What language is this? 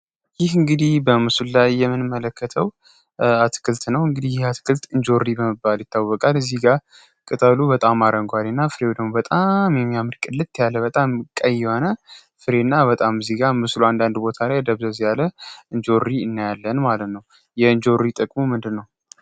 Amharic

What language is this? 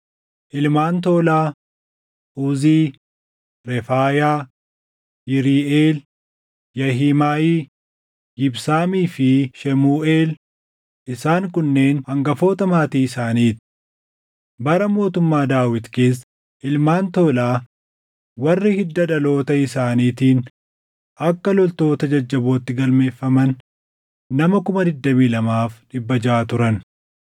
Oromo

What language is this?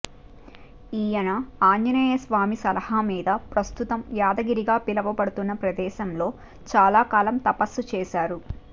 Telugu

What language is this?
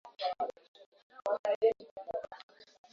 Swahili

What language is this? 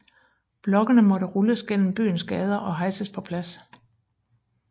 Danish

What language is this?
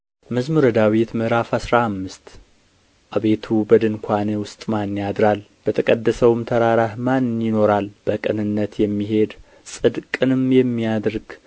Amharic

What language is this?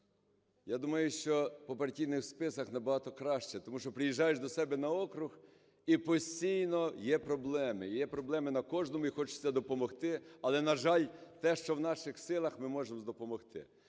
Ukrainian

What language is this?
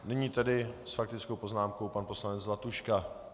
Czech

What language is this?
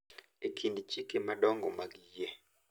Luo (Kenya and Tanzania)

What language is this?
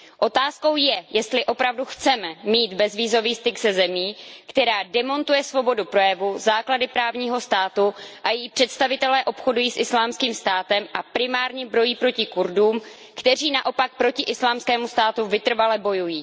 Czech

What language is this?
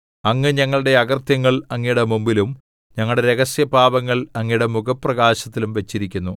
Malayalam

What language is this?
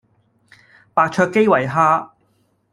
Cantonese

